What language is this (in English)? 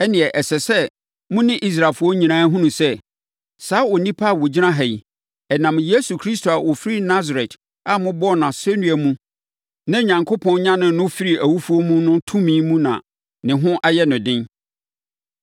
Akan